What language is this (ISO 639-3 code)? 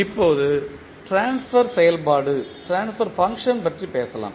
tam